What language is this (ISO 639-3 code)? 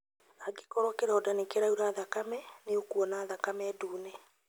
kik